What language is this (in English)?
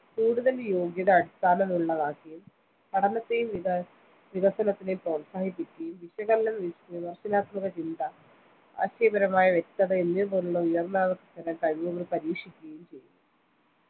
Malayalam